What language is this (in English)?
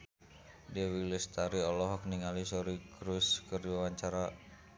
Sundanese